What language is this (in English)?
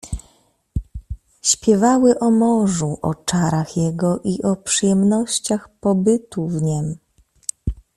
Polish